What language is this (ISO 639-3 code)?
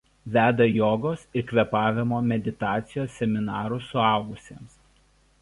lit